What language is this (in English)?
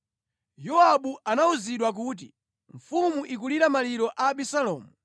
Nyanja